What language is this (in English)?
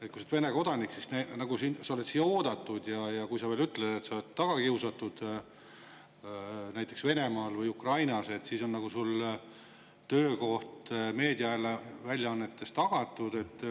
Estonian